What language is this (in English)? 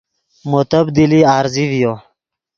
Yidgha